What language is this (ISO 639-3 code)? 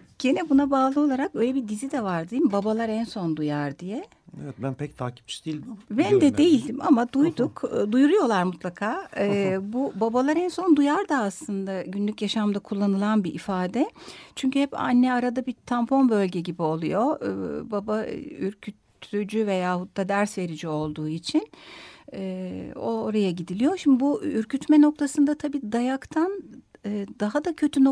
tur